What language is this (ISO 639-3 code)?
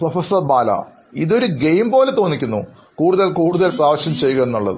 mal